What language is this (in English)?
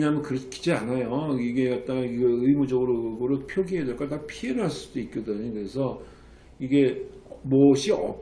Korean